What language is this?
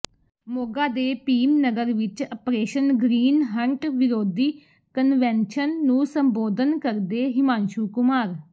Punjabi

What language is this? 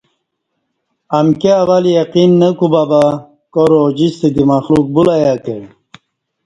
Kati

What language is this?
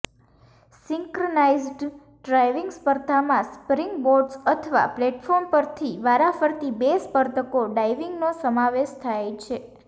Gujarati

